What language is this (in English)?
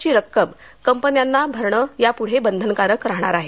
Marathi